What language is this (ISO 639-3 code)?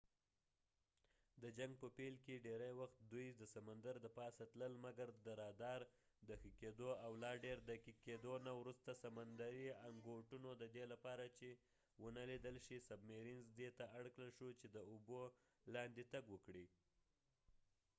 pus